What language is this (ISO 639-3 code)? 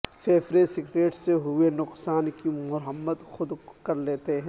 urd